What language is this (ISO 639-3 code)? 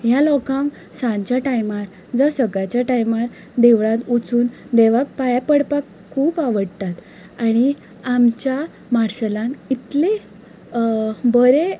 kok